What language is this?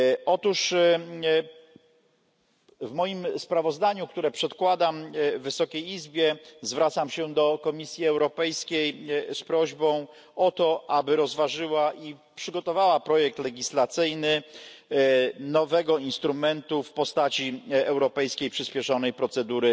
Polish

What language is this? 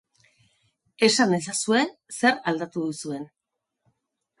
Basque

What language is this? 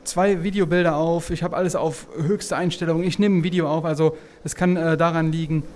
German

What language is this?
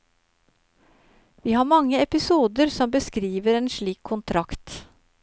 Norwegian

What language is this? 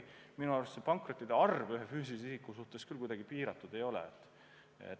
Estonian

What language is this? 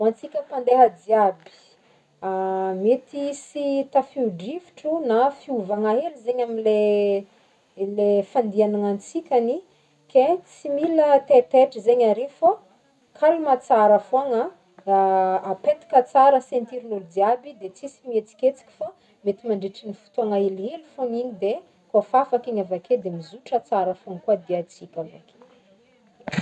Northern Betsimisaraka Malagasy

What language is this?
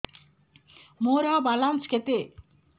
Odia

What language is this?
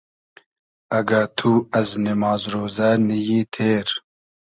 Hazaragi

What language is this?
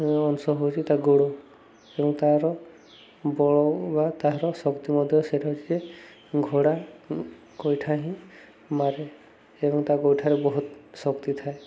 Odia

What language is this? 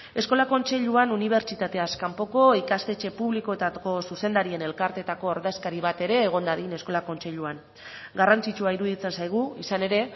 Basque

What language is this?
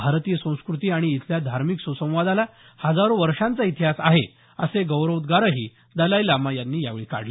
Marathi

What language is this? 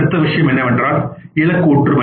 Tamil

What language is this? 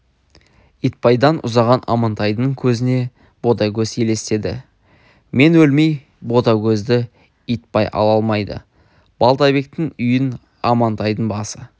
Kazakh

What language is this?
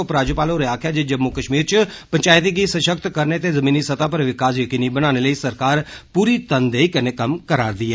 Dogri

